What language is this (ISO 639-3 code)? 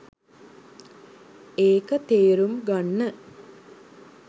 sin